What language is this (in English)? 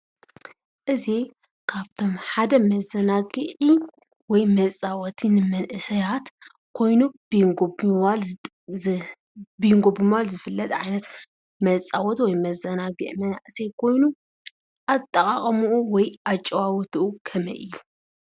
Tigrinya